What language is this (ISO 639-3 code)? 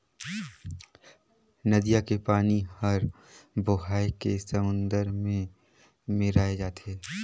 hne